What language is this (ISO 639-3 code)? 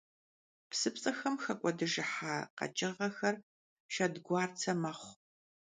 kbd